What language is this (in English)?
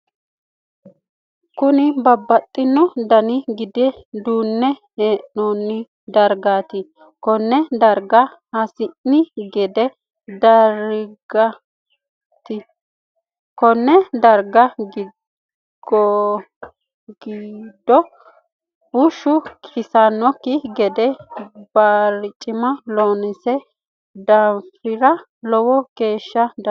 Sidamo